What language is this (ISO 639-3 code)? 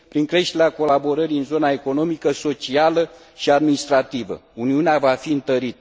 ron